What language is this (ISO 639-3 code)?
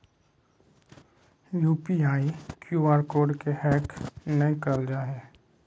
mag